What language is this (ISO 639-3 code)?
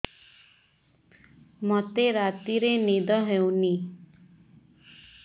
ori